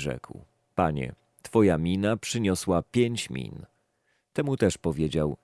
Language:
Polish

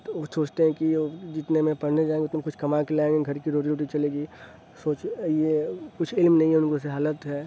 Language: Urdu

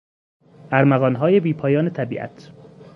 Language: Persian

